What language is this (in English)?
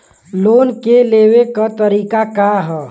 Bhojpuri